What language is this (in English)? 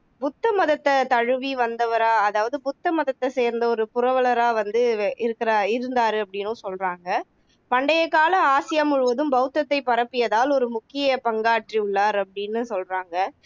Tamil